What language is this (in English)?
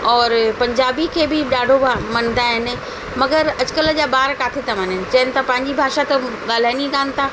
Sindhi